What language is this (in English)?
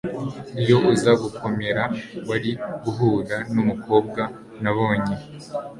Kinyarwanda